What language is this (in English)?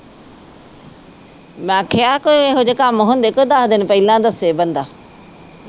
Punjabi